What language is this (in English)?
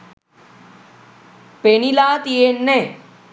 Sinhala